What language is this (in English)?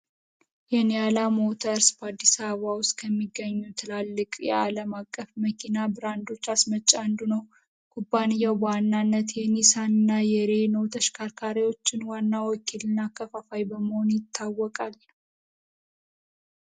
Amharic